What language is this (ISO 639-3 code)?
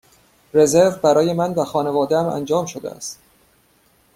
fas